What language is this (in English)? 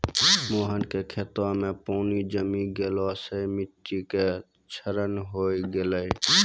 Maithili